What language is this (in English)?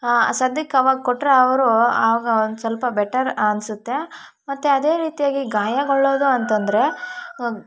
Kannada